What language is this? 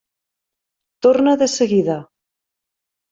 Catalan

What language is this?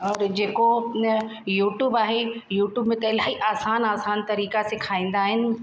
Sindhi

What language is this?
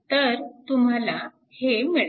Marathi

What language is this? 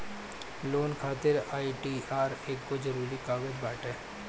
Bhojpuri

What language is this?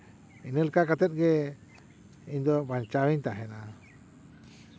Santali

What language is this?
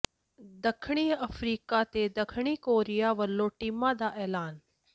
Punjabi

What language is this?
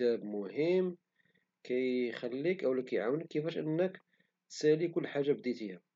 Moroccan Arabic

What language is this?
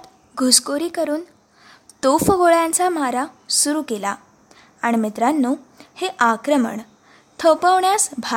Marathi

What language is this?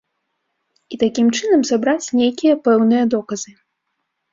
Belarusian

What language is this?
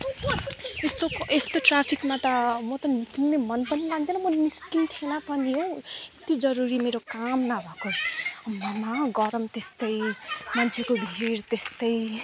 Nepali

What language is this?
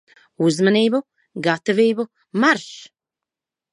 Latvian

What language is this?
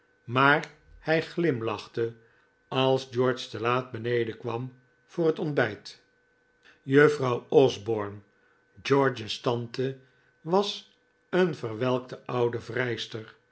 Dutch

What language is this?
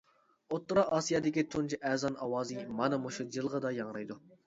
Uyghur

